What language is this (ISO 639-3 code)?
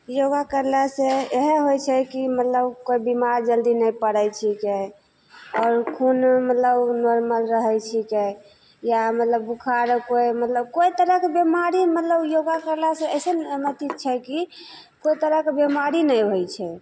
mai